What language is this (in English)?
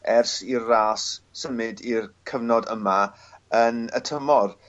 Welsh